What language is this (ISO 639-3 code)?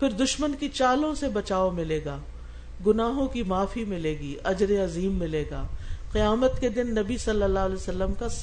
urd